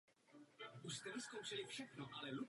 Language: Czech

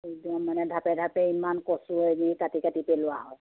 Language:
Assamese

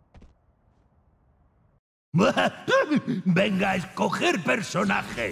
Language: Spanish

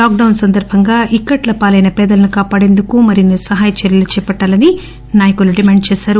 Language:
Telugu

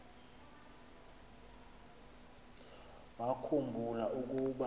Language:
Xhosa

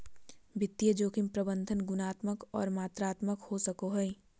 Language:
Magahi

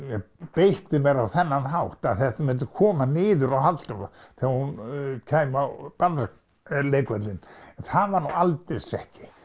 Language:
Icelandic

